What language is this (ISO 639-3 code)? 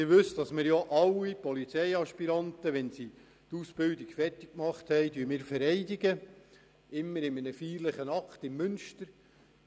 gsw